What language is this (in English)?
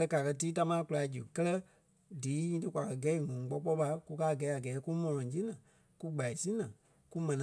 Kpelle